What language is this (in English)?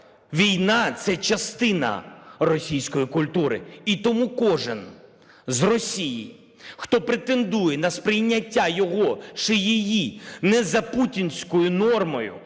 Ukrainian